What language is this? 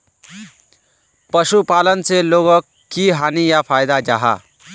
Magahi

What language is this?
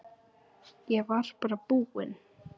Icelandic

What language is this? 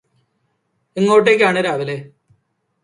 Malayalam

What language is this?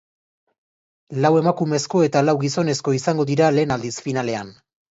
Basque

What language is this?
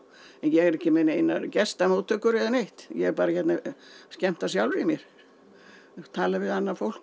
Icelandic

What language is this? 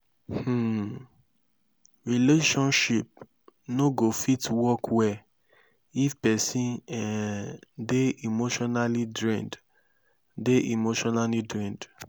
Nigerian Pidgin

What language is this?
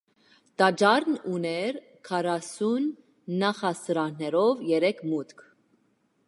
Armenian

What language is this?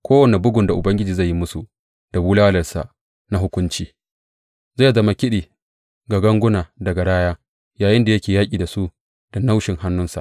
Hausa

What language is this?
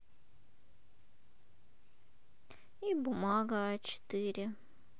Russian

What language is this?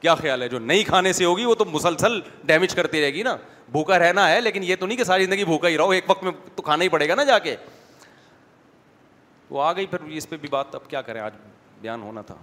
Urdu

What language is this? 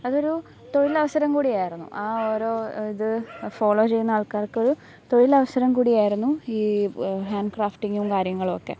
Malayalam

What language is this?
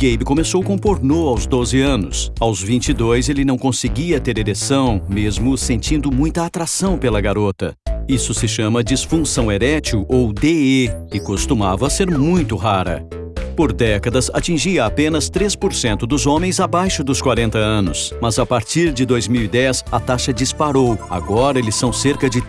Portuguese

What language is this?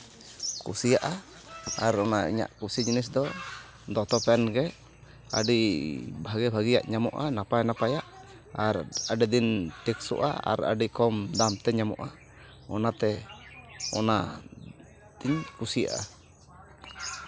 Santali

